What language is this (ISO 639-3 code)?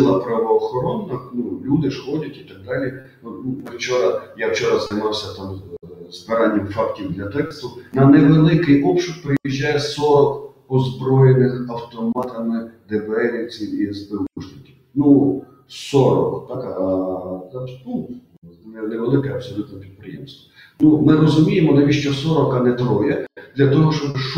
ukr